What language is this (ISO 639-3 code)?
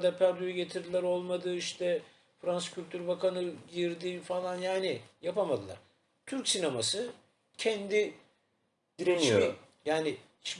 tur